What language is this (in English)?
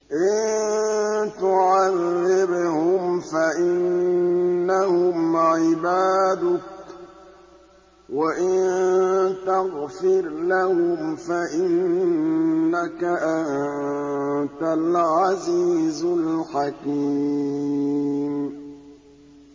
Arabic